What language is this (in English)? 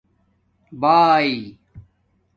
Domaaki